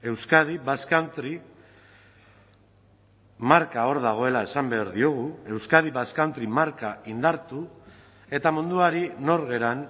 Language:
Basque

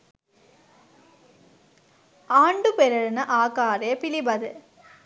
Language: Sinhala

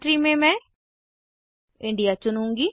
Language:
Hindi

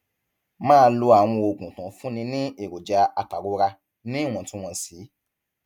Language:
Yoruba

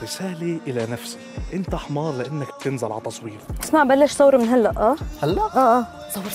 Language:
Arabic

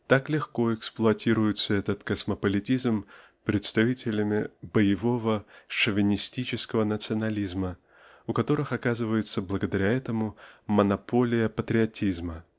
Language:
Russian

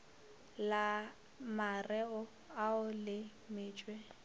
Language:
Northern Sotho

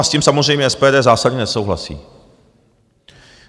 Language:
Czech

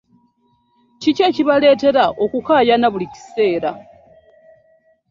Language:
Ganda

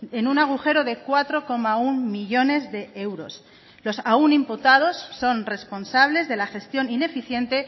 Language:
Spanish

